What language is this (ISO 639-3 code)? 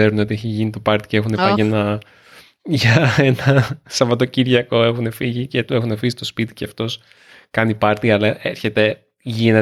ell